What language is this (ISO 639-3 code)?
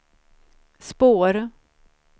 swe